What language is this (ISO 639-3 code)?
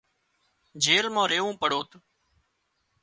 kxp